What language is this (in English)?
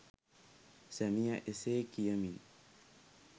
Sinhala